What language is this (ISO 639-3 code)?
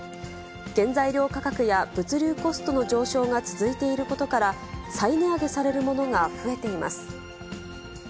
jpn